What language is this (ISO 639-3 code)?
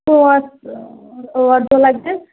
kas